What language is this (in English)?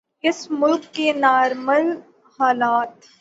Urdu